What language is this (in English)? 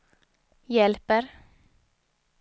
Swedish